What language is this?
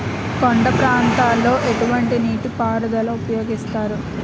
Telugu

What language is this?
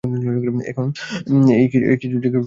Bangla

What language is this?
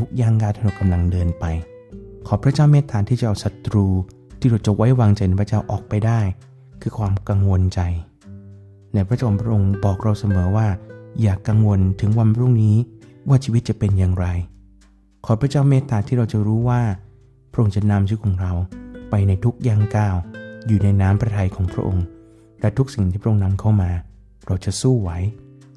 Thai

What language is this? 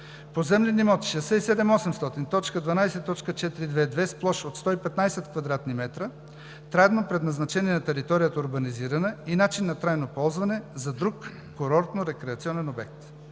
Bulgarian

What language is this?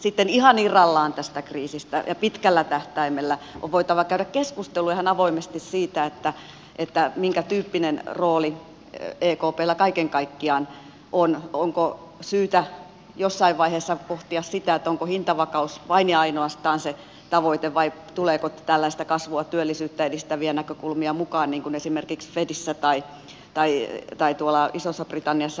Finnish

